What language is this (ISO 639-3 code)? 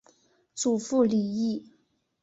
zho